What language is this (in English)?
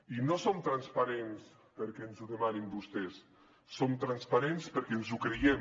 Catalan